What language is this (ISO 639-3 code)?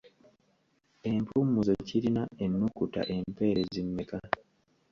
lug